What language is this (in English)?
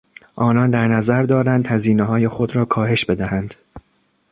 Persian